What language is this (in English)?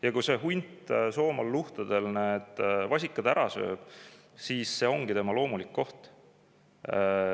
Estonian